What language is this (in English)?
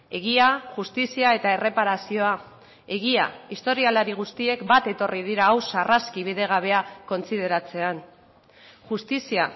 Basque